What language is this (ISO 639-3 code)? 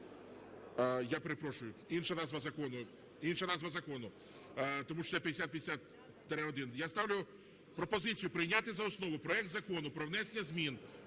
ukr